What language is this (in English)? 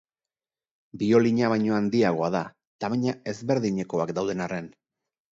Basque